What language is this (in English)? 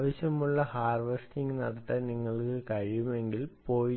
Malayalam